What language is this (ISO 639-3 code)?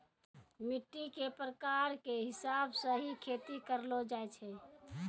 mai